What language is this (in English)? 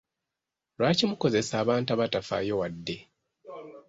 Ganda